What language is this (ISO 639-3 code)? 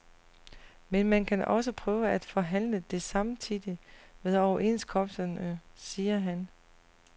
dan